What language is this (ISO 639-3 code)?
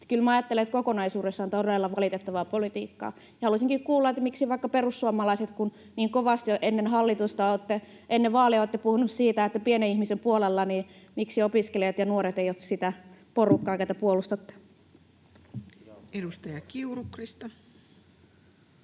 fin